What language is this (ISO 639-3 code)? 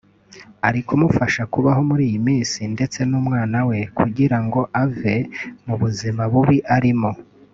kin